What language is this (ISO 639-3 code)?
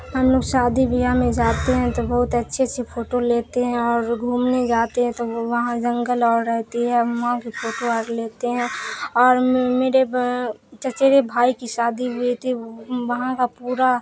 urd